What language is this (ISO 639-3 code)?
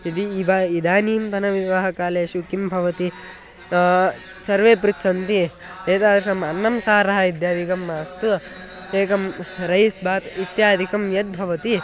san